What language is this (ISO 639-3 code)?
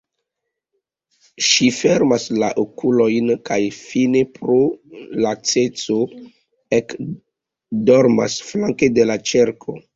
epo